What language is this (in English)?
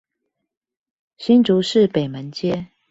Chinese